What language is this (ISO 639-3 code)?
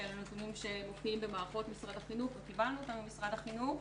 heb